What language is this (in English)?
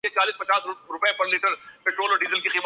Urdu